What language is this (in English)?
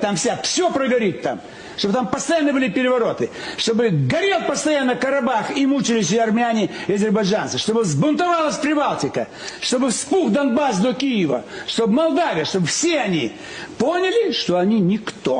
Russian